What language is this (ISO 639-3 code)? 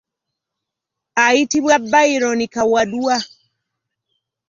lug